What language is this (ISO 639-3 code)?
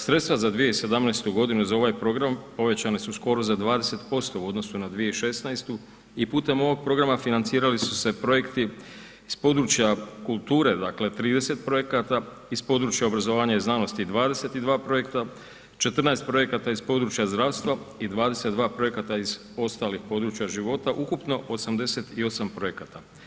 hrv